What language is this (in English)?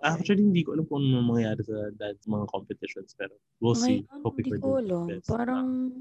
Filipino